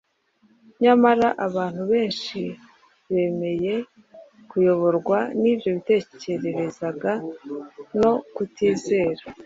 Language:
Kinyarwanda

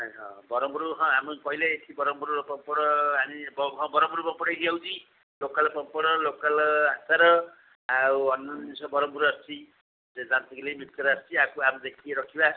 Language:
Odia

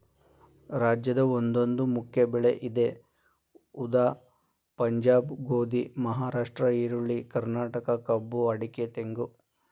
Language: Kannada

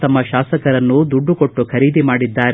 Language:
Kannada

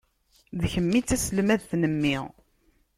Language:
Kabyle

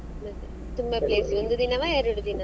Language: Kannada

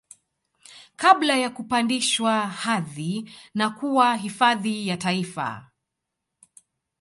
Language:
Swahili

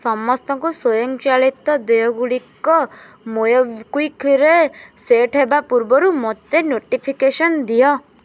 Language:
Odia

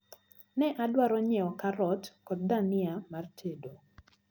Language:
Luo (Kenya and Tanzania)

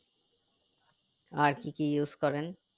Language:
Bangla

